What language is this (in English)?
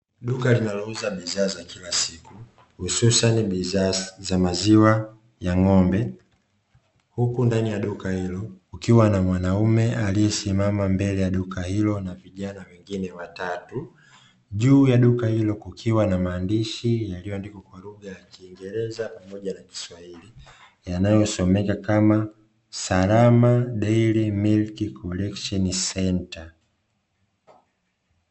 Swahili